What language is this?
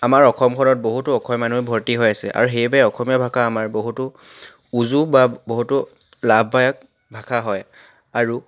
Assamese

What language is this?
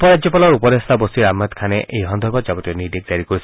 Assamese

